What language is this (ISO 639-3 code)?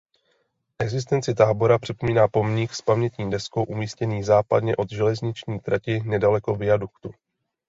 ces